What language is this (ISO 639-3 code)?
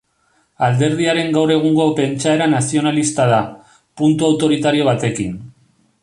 eus